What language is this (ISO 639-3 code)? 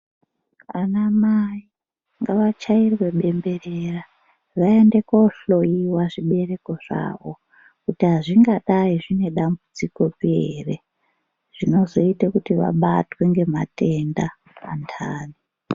ndc